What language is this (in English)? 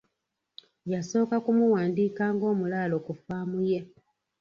Ganda